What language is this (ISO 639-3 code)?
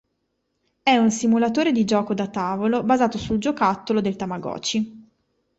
ita